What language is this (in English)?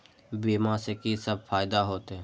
Maithili